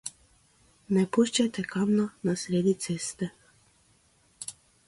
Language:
Slovenian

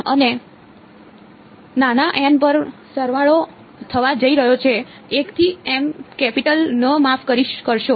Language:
Gujarati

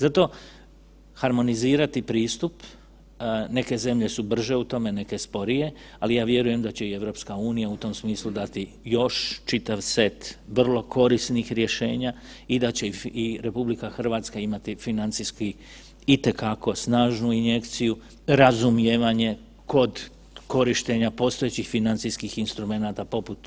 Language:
Croatian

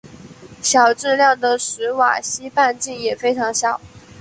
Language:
Chinese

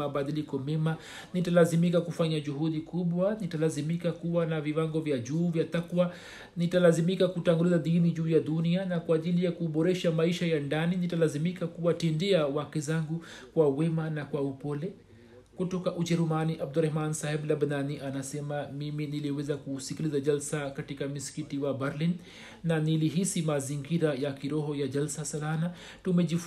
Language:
Swahili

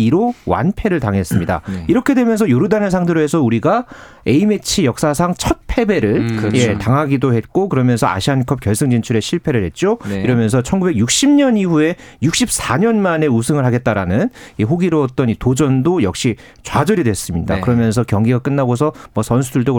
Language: Korean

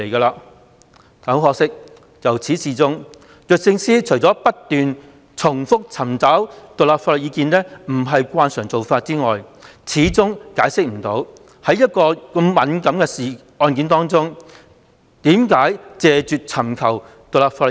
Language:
Cantonese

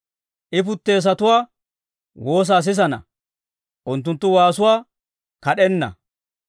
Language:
Dawro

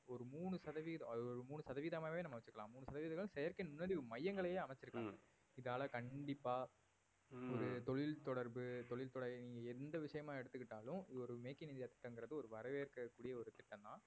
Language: Tamil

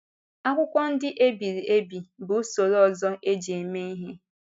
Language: Igbo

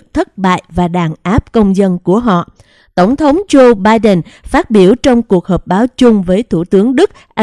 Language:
Vietnamese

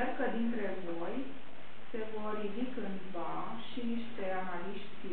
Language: Romanian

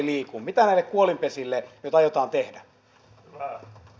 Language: Finnish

